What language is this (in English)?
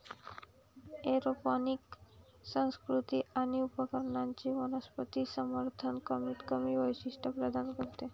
Marathi